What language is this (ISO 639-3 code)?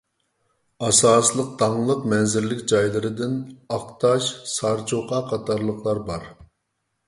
uig